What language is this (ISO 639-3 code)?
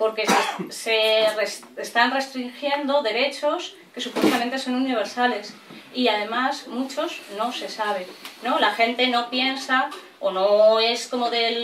spa